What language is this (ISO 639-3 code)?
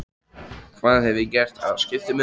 isl